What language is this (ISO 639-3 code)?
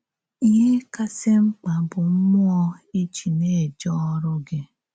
ibo